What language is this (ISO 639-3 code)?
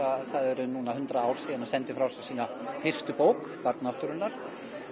isl